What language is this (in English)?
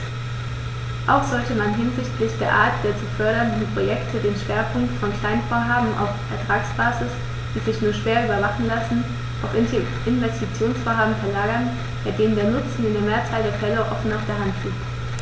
German